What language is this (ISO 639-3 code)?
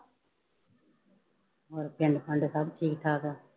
pan